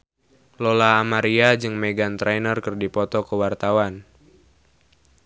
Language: Sundanese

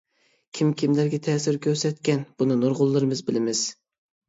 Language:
Uyghur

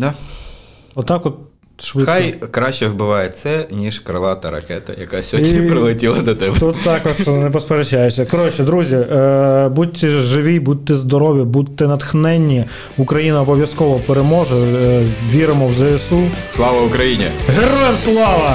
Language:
Ukrainian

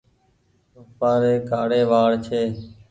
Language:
Goaria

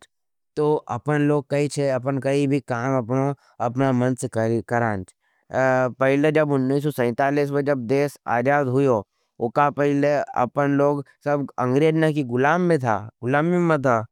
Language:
Nimadi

